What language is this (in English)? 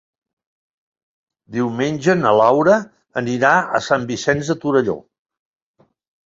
Catalan